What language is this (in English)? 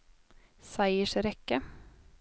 Norwegian